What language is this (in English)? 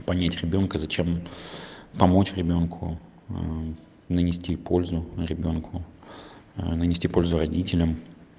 Russian